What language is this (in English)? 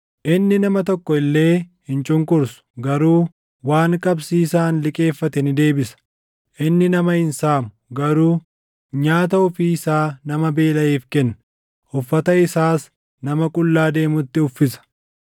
Oromo